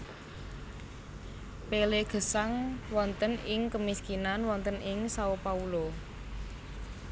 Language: Javanese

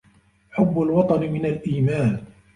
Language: Arabic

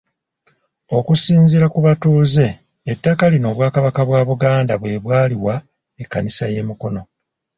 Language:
Ganda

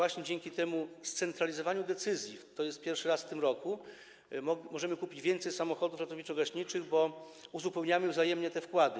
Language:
Polish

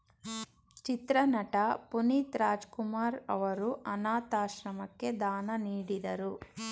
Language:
Kannada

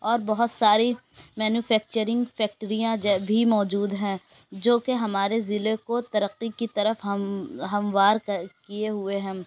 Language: Urdu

